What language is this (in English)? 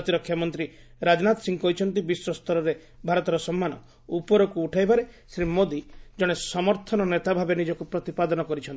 Odia